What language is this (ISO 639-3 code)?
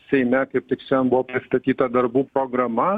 lit